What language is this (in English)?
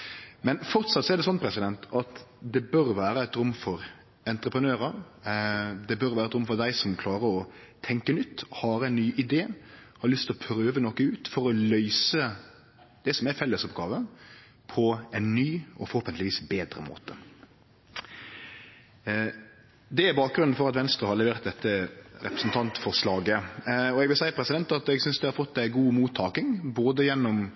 Norwegian Nynorsk